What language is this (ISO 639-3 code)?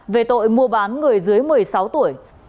vie